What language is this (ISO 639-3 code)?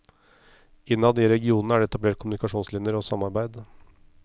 nor